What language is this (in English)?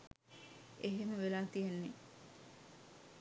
Sinhala